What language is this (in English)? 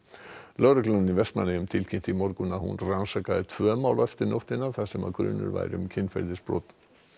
Icelandic